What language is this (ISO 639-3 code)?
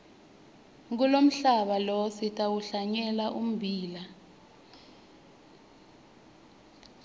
ssw